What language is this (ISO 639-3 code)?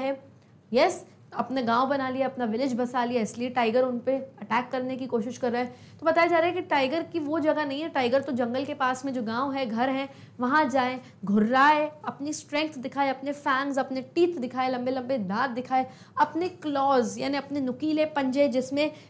hin